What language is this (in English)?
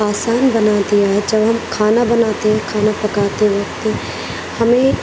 Urdu